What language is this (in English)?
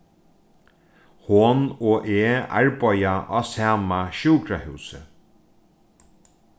Faroese